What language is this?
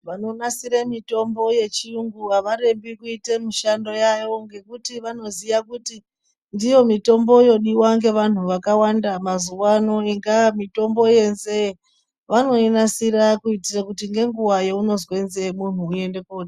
Ndau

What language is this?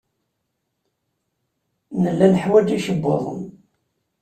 Kabyle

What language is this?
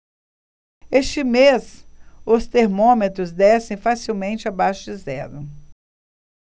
Portuguese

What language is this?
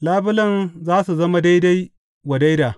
Hausa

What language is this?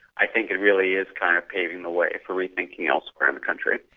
English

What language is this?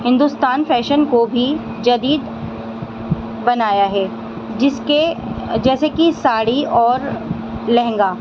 Urdu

